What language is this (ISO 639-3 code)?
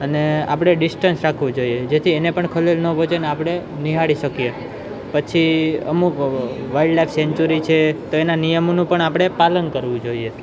guj